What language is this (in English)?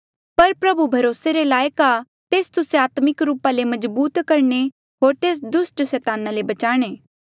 Mandeali